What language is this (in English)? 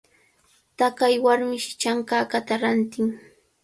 Cajatambo North Lima Quechua